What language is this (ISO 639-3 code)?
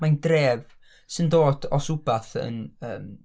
cym